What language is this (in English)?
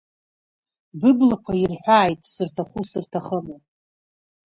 Abkhazian